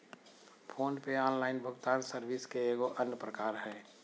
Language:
Magahi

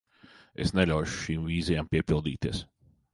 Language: Latvian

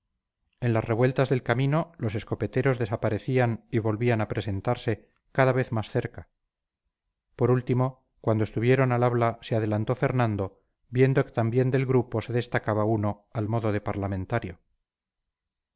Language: Spanish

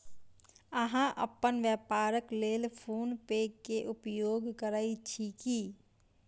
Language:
Maithili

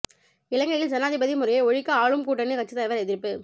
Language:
Tamil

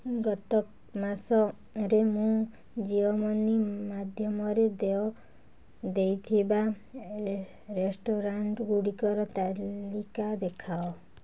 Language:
Odia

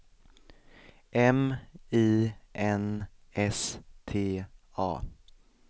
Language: Swedish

